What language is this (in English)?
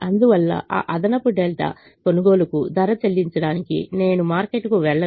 Telugu